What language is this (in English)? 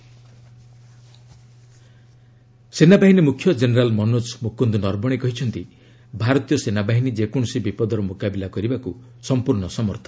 Odia